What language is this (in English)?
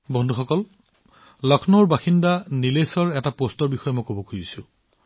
Assamese